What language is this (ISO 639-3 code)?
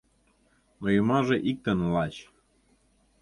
chm